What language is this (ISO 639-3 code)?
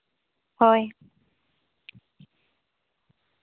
sat